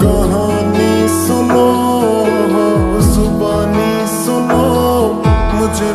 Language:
Romanian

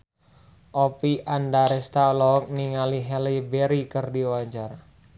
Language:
Sundanese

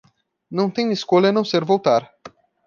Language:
Portuguese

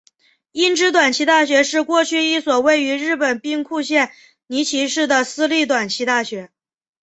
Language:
Chinese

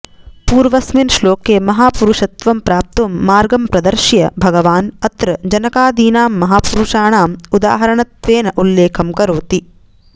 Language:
Sanskrit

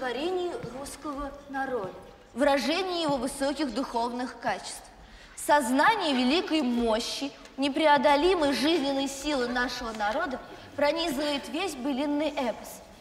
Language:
Russian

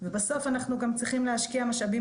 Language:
Hebrew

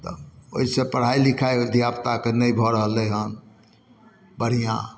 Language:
Maithili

